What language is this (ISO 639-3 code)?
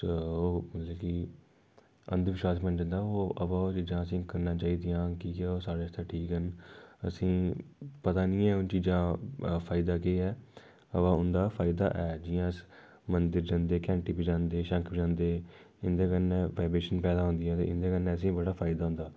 doi